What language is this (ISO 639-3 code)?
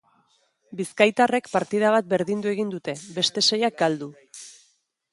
eus